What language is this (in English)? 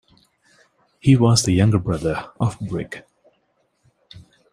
English